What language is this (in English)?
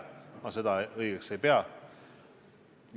Estonian